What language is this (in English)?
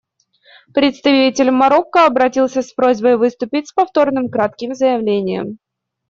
Russian